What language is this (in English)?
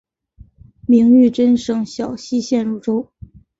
Chinese